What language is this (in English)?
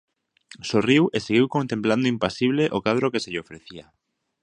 Galician